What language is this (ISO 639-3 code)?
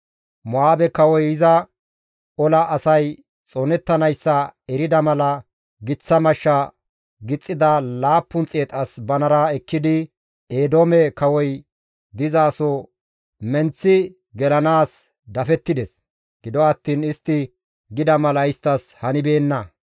gmv